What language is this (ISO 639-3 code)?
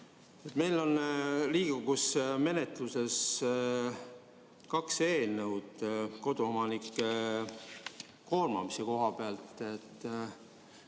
est